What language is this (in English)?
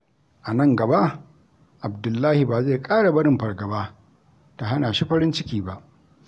Hausa